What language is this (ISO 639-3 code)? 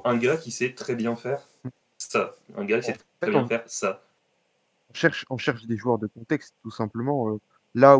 fra